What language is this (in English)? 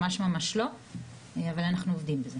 Hebrew